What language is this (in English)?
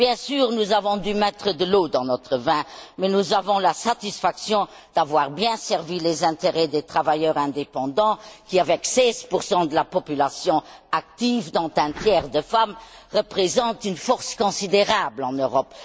French